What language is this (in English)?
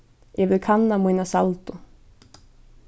Faroese